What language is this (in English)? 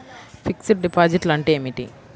Telugu